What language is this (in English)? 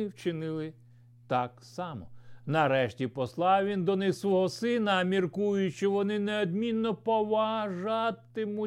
Ukrainian